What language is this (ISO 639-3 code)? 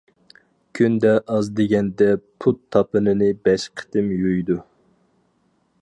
uig